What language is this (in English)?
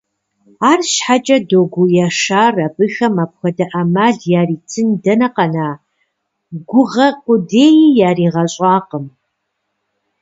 Kabardian